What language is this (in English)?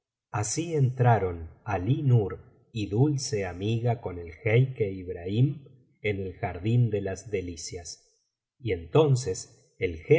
Spanish